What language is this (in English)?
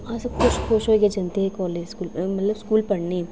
Dogri